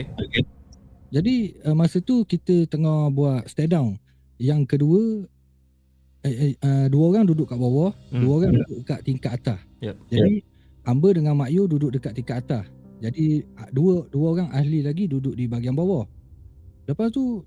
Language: Malay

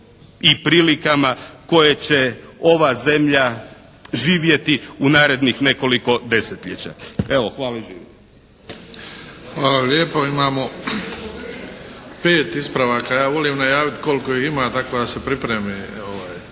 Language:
Croatian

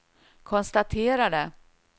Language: Swedish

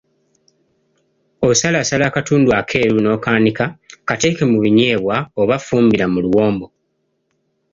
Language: Ganda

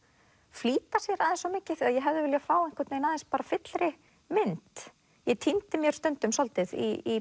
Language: Icelandic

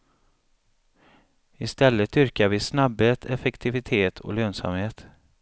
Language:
Swedish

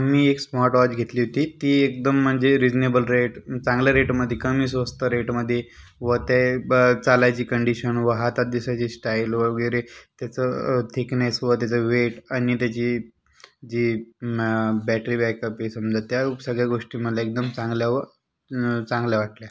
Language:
Marathi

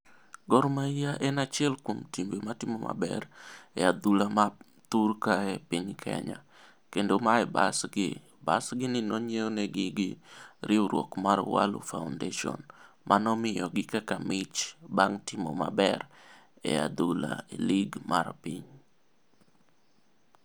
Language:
Luo (Kenya and Tanzania)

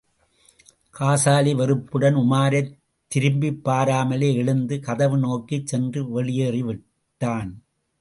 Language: Tamil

